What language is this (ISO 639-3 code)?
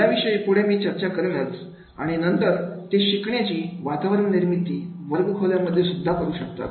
mar